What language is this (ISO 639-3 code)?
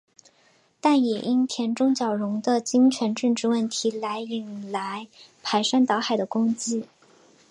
zho